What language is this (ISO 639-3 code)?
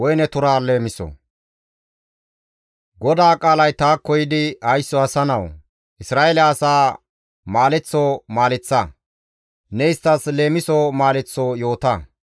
gmv